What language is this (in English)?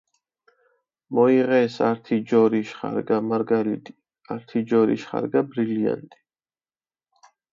Mingrelian